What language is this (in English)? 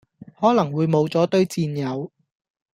Cantonese